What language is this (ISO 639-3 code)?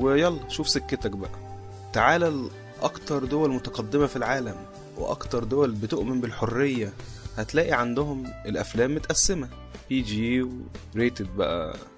ara